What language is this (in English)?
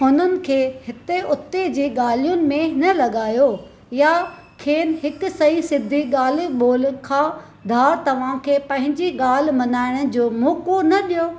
Sindhi